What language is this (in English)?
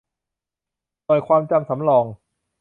Thai